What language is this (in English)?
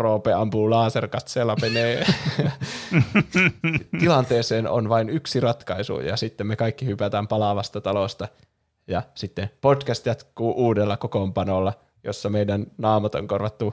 Finnish